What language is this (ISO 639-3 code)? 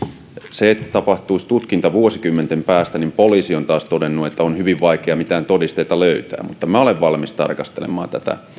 fin